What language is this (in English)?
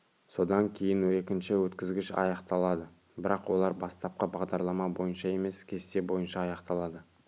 Kazakh